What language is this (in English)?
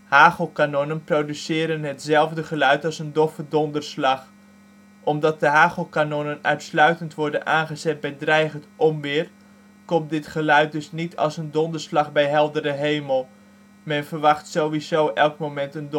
Dutch